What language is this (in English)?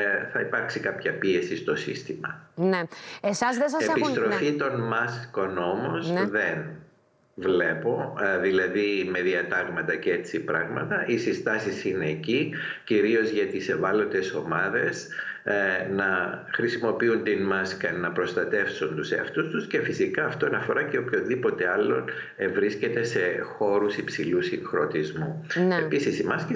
Greek